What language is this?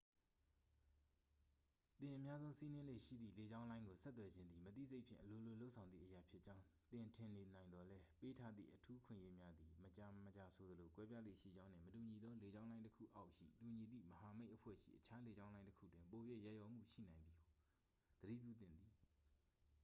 Burmese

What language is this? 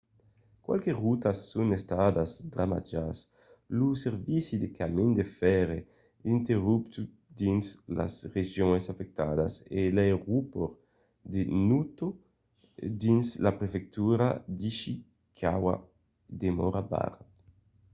Occitan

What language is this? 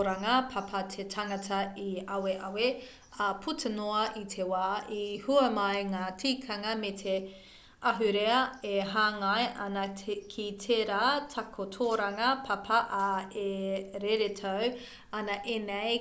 Māori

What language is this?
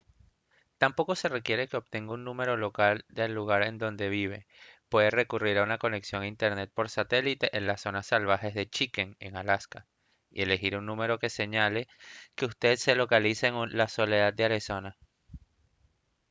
Spanish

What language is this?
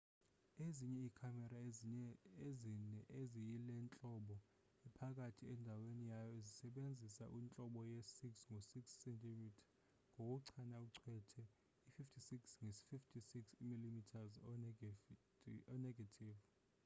Xhosa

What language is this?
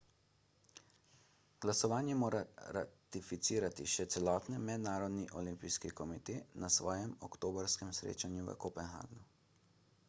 Slovenian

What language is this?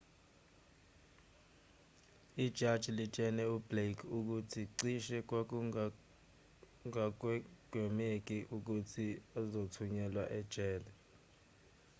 Zulu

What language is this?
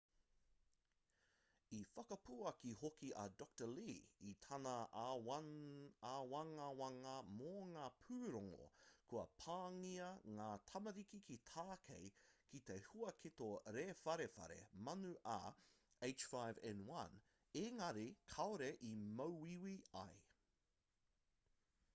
Māori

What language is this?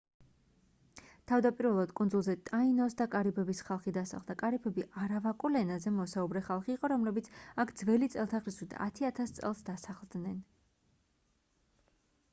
Georgian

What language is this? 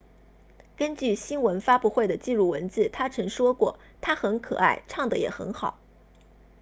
Chinese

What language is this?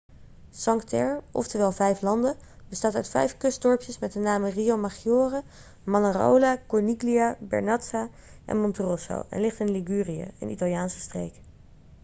Dutch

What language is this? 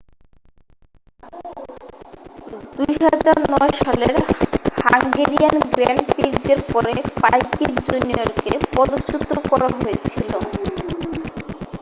Bangla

